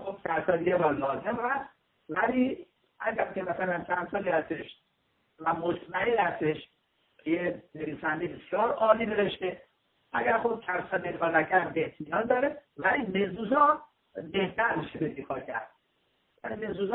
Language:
Persian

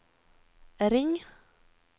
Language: Norwegian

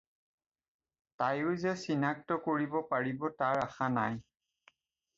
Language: Assamese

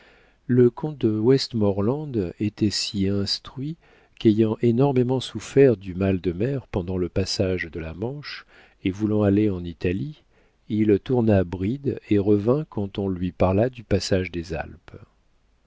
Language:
French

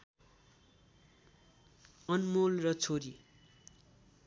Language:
Nepali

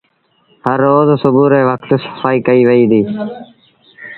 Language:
Sindhi Bhil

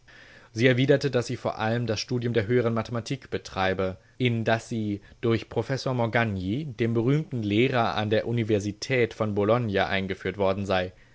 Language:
German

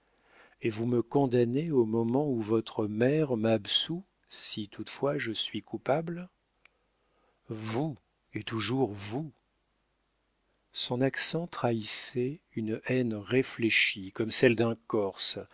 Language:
French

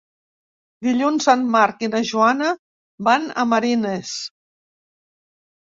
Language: Catalan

